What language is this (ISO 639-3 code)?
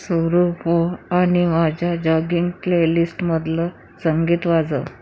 mar